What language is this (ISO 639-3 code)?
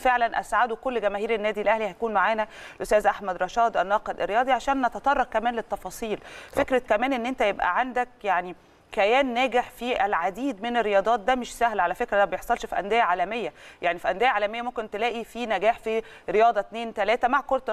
ara